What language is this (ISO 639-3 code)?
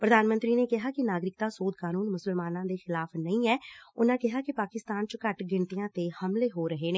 pan